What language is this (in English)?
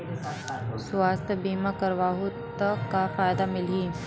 Chhattisgarhi